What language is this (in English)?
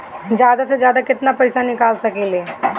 Bhojpuri